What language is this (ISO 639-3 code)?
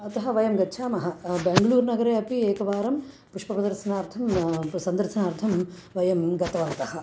san